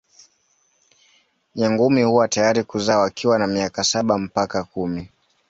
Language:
Swahili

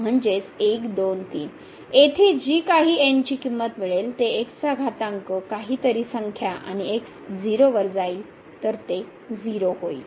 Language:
Marathi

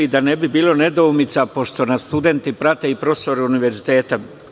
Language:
Serbian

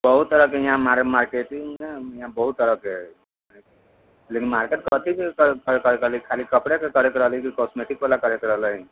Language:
Maithili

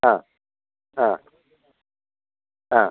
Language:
Malayalam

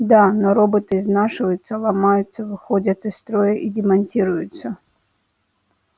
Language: Russian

